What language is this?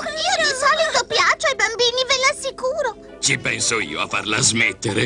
Italian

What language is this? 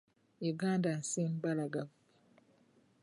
Ganda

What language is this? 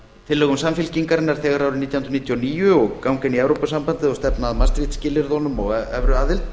Icelandic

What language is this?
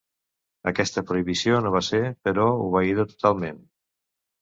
Catalan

